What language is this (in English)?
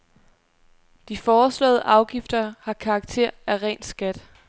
Danish